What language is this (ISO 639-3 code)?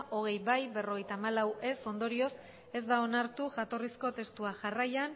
eus